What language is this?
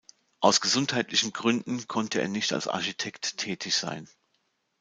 German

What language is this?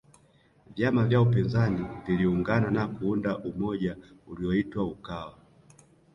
Swahili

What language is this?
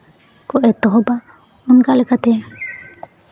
Santali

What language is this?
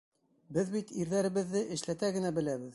Bashkir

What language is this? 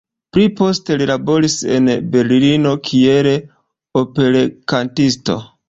Esperanto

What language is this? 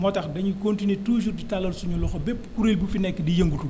Wolof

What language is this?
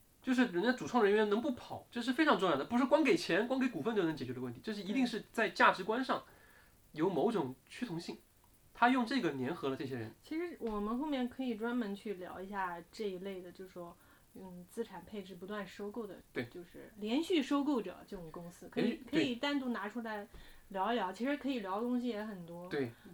Chinese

